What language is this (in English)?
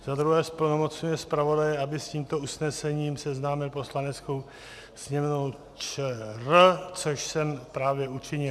Czech